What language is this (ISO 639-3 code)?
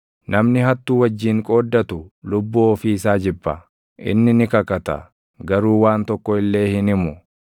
orm